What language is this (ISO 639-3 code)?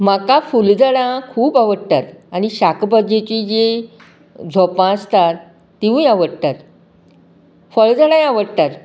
kok